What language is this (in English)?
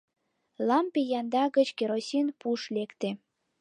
Mari